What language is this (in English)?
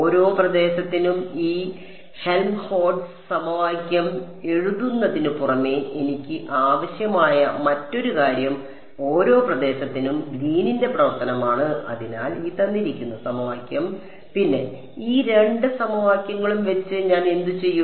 Malayalam